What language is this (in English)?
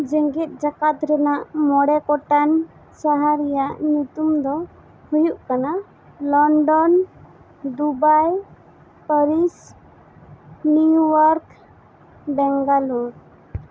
Santali